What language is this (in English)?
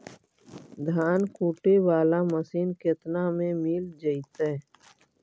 Magahi